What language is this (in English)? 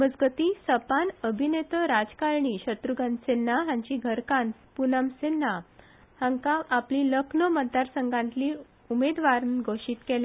Konkani